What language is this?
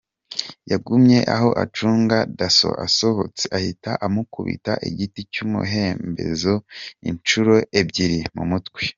Kinyarwanda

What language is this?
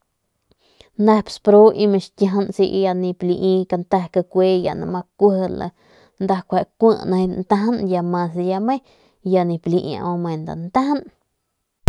Northern Pame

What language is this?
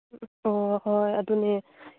Manipuri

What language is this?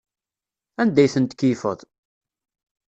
Kabyle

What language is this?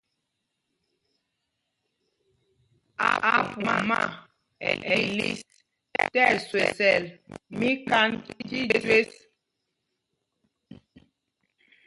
Mpumpong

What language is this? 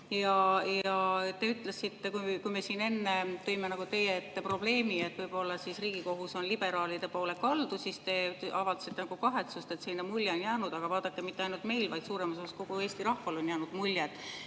Estonian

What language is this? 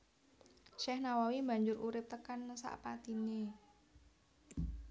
Javanese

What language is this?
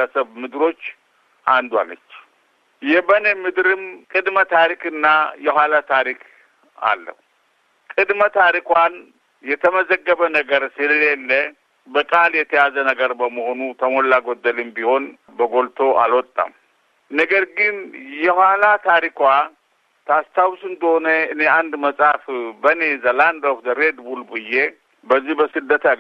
Amharic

